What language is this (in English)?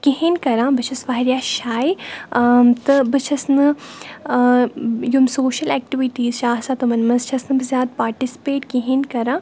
Kashmiri